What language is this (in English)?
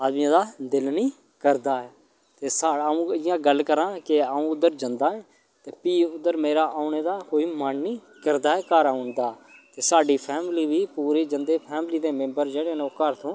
Dogri